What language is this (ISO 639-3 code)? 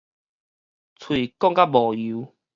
nan